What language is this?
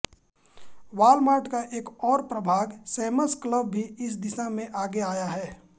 Hindi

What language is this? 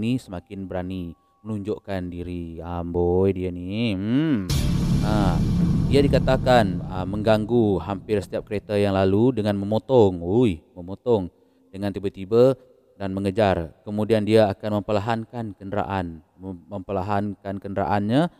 Malay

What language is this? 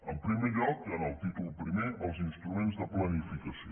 Catalan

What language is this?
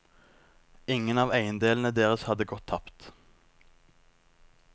Norwegian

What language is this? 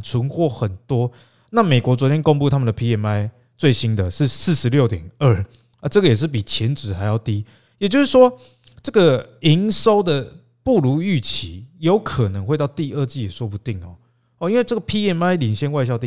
Chinese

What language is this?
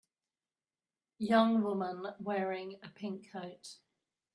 English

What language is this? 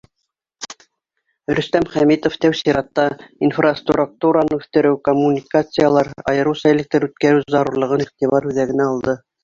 Bashkir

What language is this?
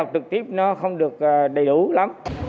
Vietnamese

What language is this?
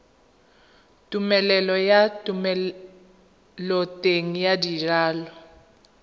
Tswana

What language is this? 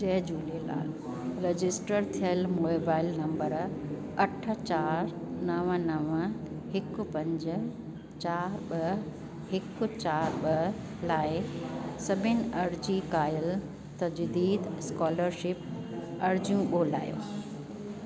Sindhi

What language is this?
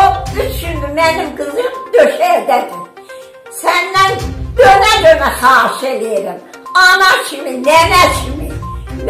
Turkish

